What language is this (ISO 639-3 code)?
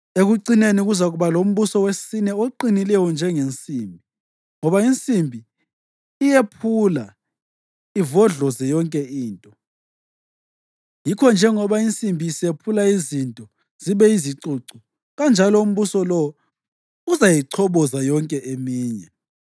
nde